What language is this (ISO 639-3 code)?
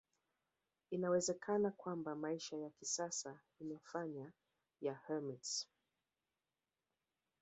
swa